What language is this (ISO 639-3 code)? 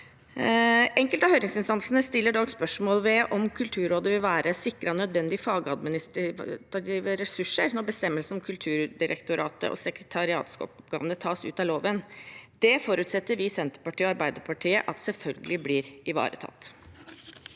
nor